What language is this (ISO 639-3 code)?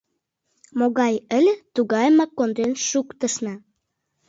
chm